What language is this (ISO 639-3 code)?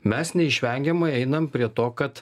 lit